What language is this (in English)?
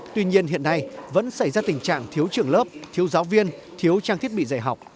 Vietnamese